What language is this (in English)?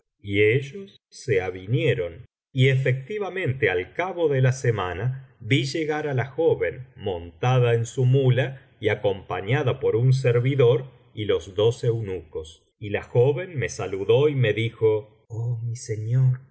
Spanish